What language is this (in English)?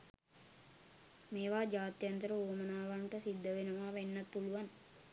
Sinhala